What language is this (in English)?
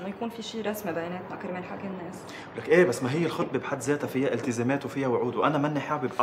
Arabic